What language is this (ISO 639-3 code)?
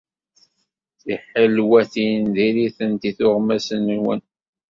kab